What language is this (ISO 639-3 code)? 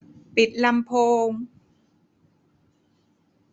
tha